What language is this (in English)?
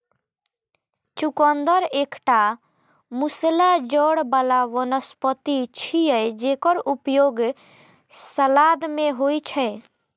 Maithili